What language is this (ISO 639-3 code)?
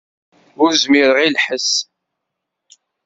kab